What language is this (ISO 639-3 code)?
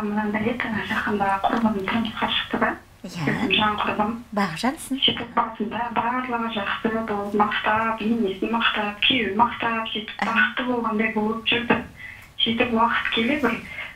rus